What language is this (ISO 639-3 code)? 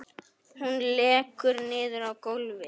isl